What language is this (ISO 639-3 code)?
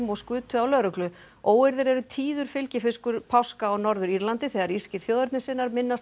isl